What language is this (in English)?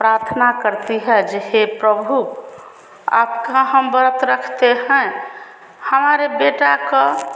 Hindi